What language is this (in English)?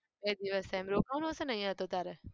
Gujarati